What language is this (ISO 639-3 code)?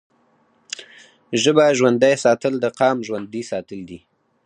pus